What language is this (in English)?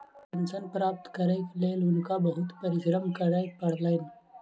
Maithili